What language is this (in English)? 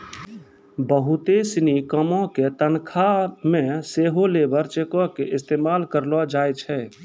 Maithili